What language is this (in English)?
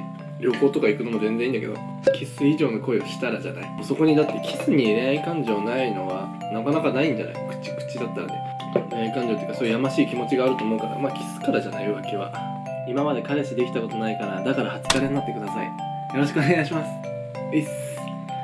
Japanese